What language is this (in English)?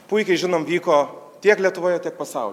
Lithuanian